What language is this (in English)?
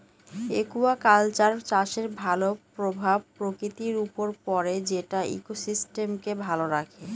Bangla